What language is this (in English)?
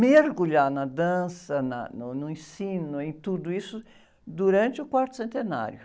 Portuguese